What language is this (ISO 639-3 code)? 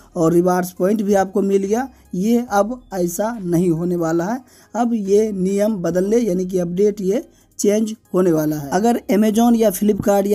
hin